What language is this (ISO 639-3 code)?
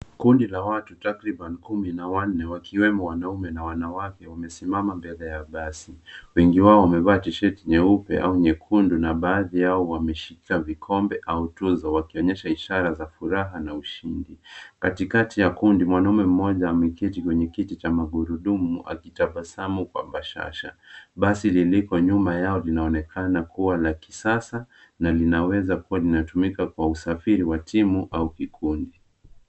swa